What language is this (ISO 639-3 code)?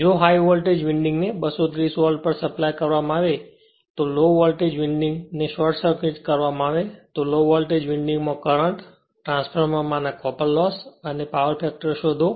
guj